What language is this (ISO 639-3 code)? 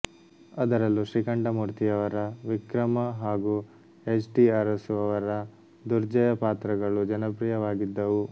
kan